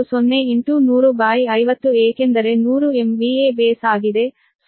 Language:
Kannada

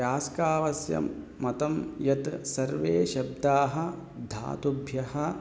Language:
Sanskrit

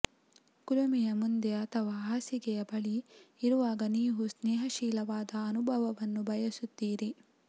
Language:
Kannada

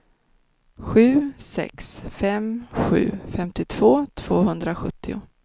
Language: Swedish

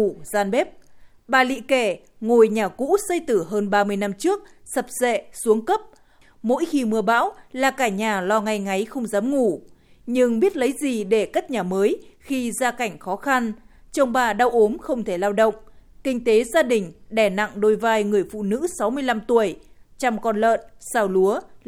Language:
Vietnamese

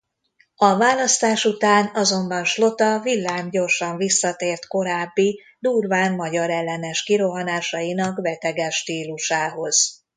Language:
Hungarian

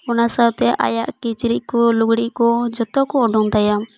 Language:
Santali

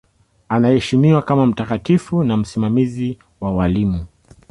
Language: Swahili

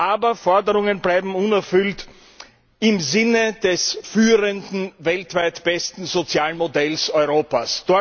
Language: German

